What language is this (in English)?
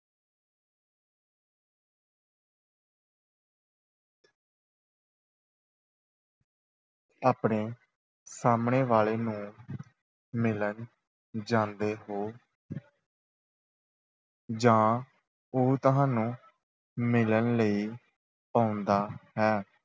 Punjabi